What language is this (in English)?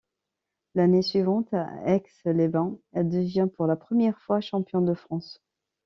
French